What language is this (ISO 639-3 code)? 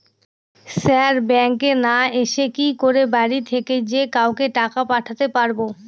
ben